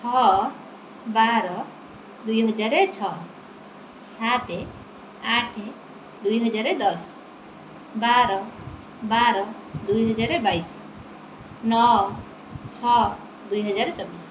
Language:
Odia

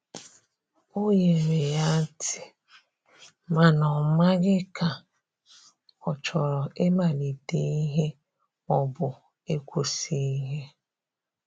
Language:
Igbo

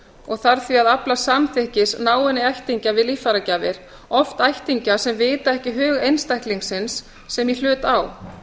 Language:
Icelandic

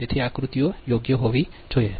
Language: Gujarati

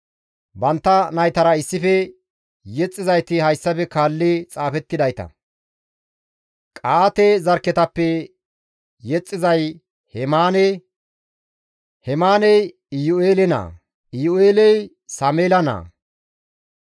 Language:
Gamo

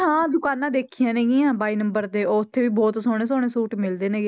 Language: Punjabi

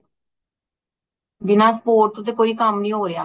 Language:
Punjabi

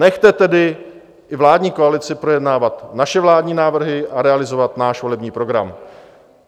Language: Czech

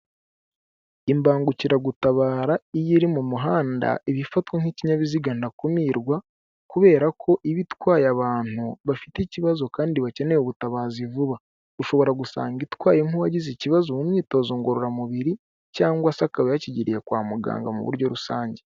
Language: Kinyarwanda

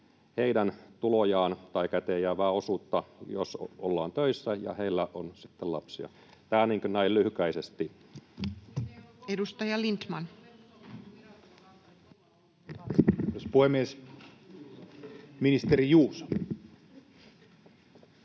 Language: Finnish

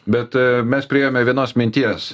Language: Lithuanian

